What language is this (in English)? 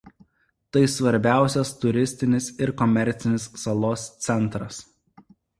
Lithuanian